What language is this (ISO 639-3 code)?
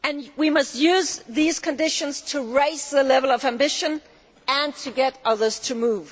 eng